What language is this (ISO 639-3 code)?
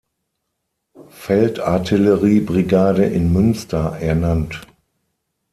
deu